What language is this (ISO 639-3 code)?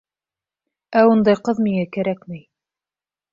bak